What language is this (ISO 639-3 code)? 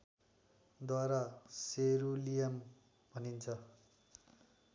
nep